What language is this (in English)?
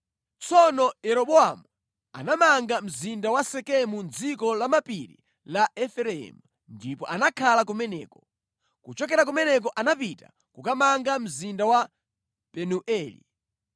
Nyanja